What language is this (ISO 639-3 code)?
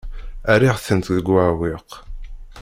kab